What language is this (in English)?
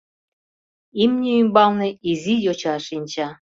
Mari